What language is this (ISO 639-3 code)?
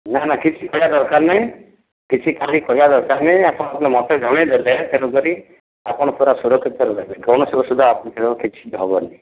ori